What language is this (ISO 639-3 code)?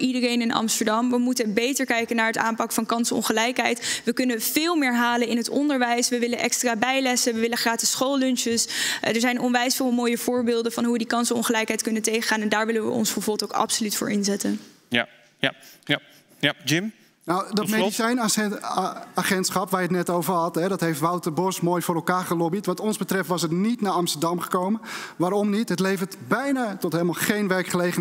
nld